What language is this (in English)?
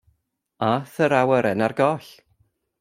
Welsh